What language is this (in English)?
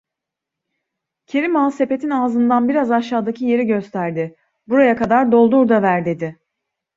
Turkish